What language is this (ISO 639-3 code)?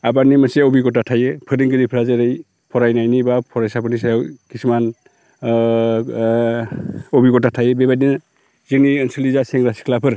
brx